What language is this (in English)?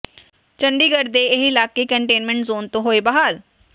Punjabi